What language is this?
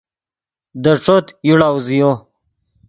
Yidgha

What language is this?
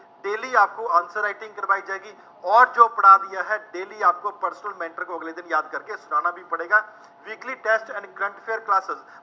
Punjabi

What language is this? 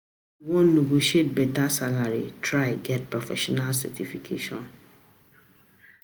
Nigerian Pidgin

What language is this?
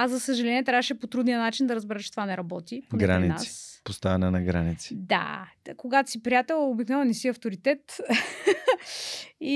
Bulgarian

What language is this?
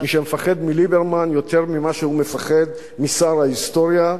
Hebrew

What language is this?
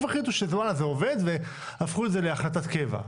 Hebrew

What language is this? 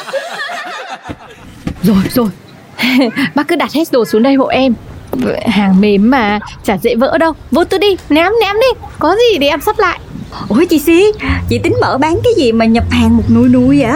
Vietnamese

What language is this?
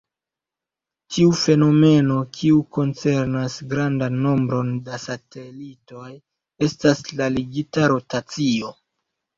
Esperanto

